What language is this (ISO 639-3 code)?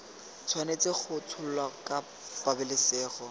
tsn